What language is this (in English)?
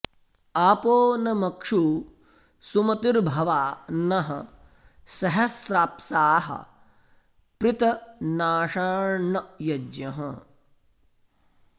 Sanskrit